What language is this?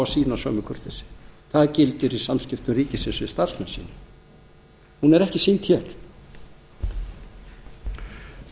Icelandic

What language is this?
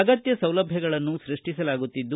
Kannada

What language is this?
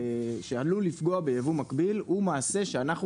Hebrew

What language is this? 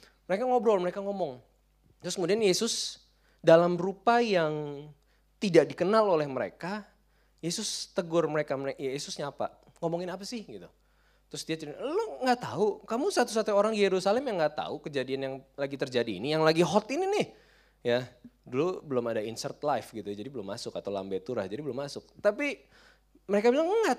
Indonesian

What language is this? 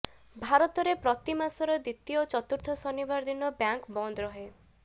Odia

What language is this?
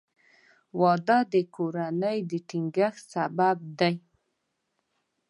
Pashto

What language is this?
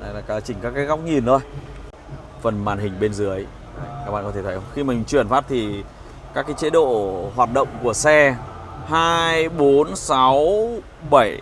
Vietnamese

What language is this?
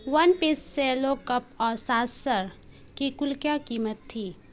Urdu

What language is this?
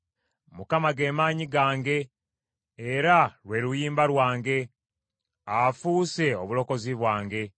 Ganda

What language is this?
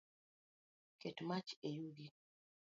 Luo (Kenya and Tanzania)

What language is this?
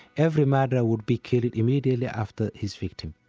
English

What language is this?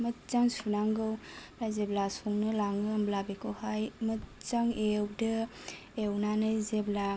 Bodo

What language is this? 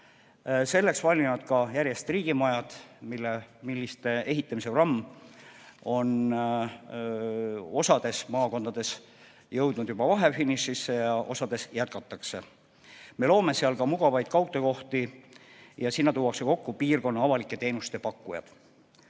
Estonian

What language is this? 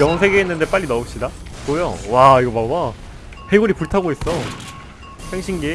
Korean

